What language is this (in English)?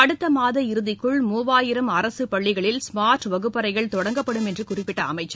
Tamil